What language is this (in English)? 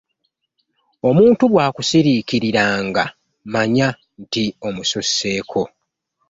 Ganda